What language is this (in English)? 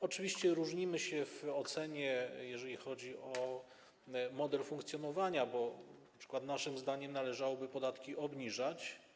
Polish